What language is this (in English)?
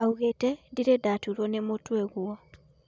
Kikuyu